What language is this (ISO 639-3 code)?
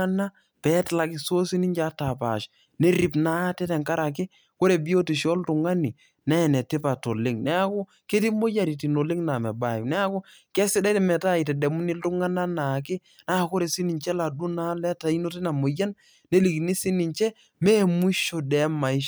mas